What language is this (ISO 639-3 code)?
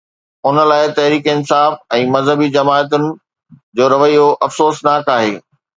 snd